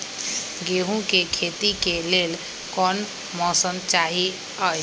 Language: Magahi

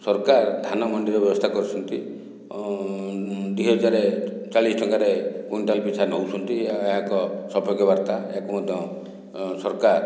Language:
Odia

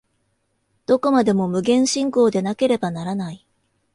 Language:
Japanese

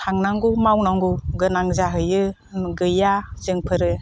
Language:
Bodo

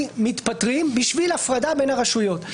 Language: Hebrew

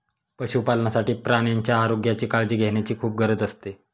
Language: Marathi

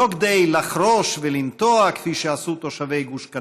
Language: Hebrew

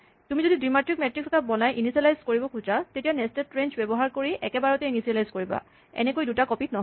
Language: Assamese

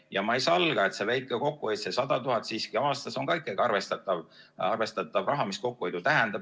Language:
Estonian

